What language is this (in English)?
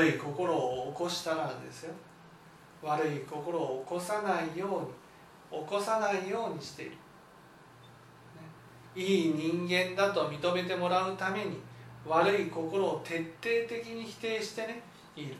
Japanese